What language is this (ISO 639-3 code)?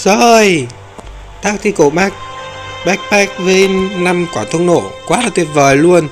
vie